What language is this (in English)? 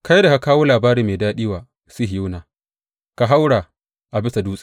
Hausa